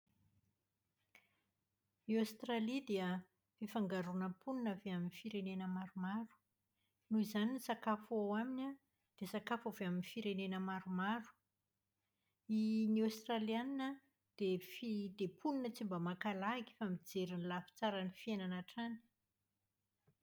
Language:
Malagasy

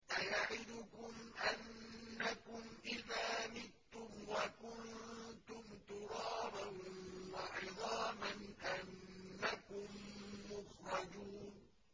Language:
Arabic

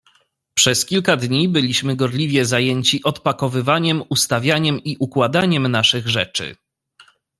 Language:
Polish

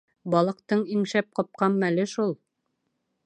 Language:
Bashkir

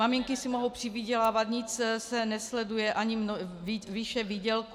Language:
Czech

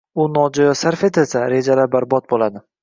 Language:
Uzbek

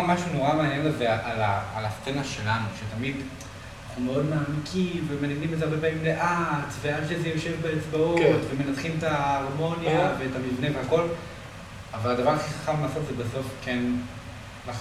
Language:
Hebrew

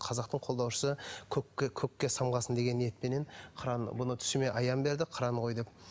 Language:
Kazakh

